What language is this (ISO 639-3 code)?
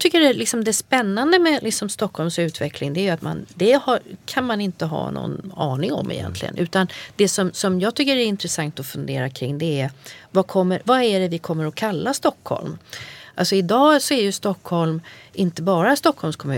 swe